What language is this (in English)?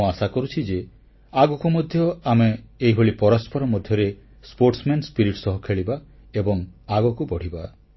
Odia